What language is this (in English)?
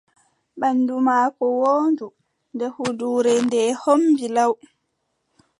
Adamawa Fulfulde